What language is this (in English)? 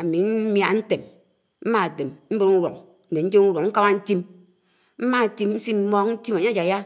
Anaang